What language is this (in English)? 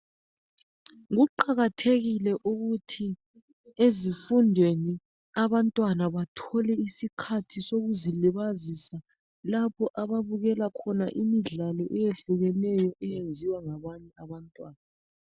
North Ndebele